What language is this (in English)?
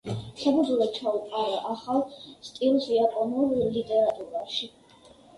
Georgian